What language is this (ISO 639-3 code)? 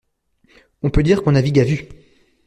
fra